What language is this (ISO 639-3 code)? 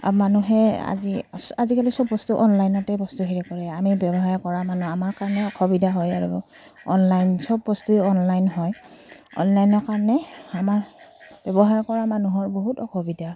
asm